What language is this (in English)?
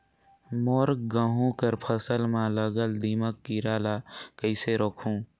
Chhattisgarhi